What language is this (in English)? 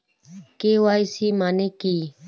Bangla